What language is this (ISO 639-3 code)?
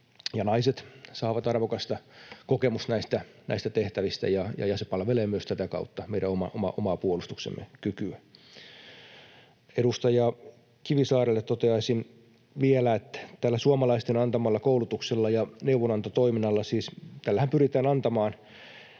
fin